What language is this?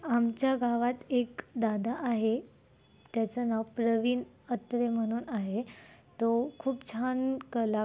Marathi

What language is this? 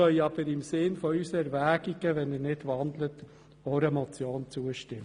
Swiss German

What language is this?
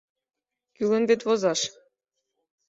Mari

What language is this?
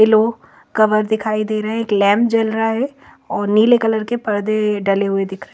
Hindi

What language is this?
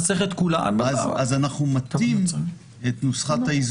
Hebrew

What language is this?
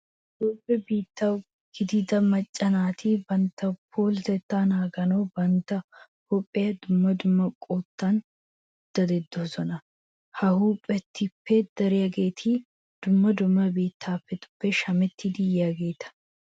Wolaytta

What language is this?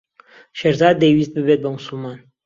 Central Kurdish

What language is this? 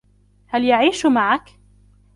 Arabic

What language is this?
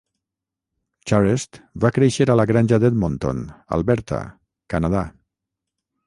Catalan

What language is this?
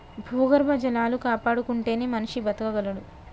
Telugu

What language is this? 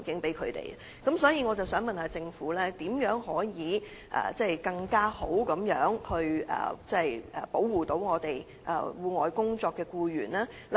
Cantonese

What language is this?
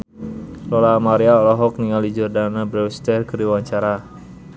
Sundanese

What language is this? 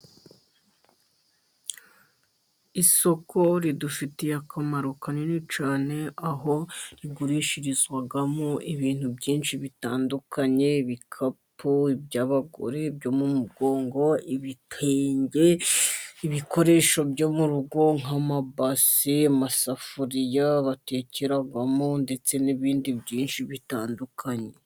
Kinyarwanda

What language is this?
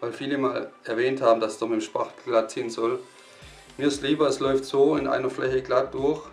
German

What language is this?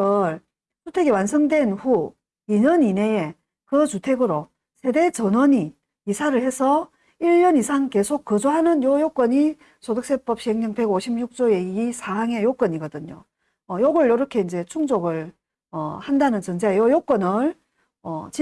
Korean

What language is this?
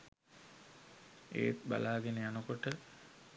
Sinhala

